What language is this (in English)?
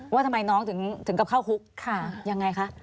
Thai